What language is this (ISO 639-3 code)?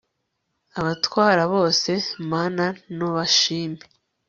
kin